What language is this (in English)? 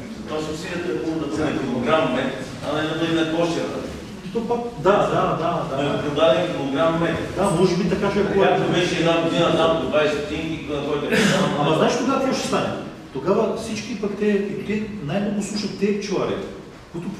Bulgarian